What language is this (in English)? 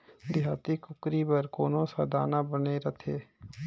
Chhattisgarhi